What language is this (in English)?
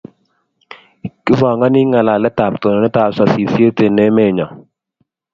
Kalenjin